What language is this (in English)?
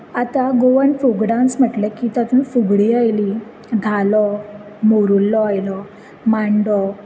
Konkani